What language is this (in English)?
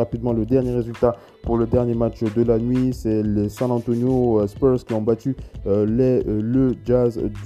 French